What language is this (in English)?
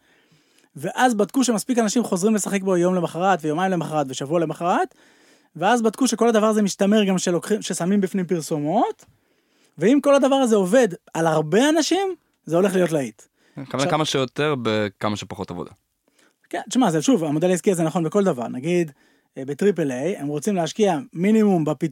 Hebrew